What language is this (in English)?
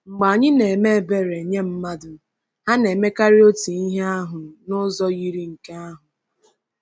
Igbo